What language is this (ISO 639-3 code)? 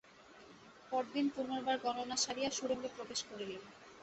ben